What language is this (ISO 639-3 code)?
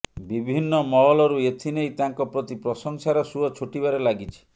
ori